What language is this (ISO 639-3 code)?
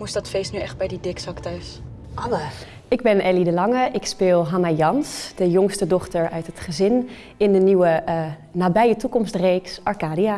nld